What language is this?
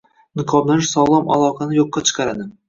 Uzbek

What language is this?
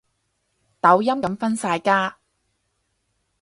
Cantonese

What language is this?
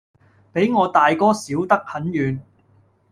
Cantonese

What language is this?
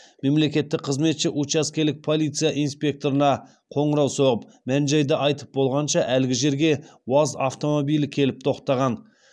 Kazakh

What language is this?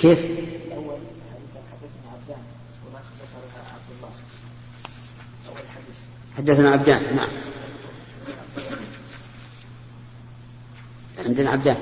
Arabic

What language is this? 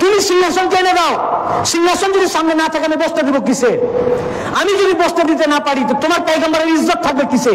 Bangla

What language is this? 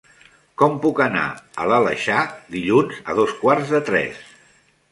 Catalan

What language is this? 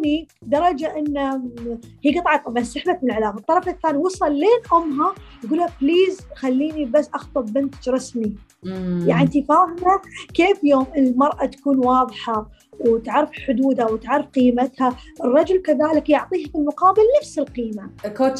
Arabic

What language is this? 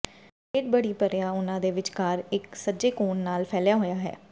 Punjabi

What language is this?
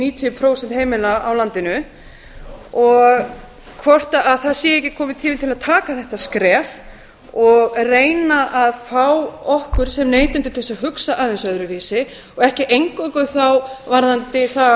Icelandic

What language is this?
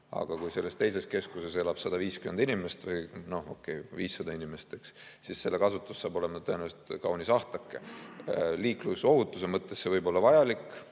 Estonian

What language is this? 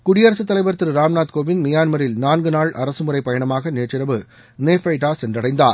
Tamil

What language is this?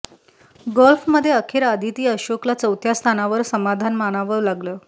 Marathi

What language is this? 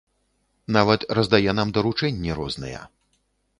Belarusian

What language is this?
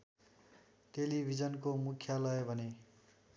Nepali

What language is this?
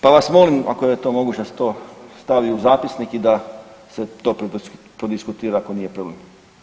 Croatian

